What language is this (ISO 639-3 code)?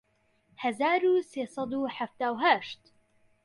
ckb